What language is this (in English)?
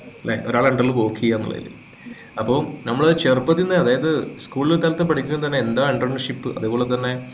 Malayalam